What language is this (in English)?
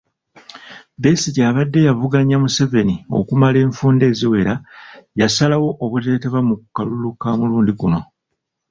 Ganda